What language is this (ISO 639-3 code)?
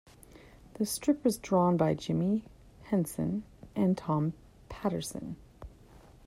eng